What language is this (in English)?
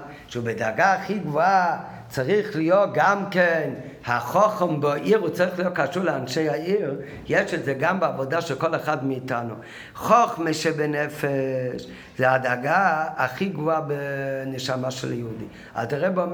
Hebrew